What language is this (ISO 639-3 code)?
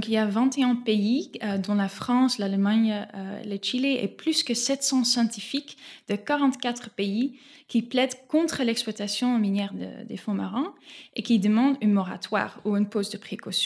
fra